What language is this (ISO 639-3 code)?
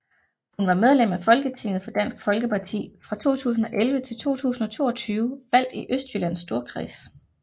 dan